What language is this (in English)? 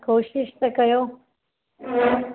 Sindhi